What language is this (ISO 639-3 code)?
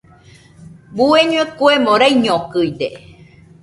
hux